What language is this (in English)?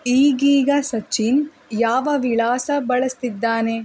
Kannada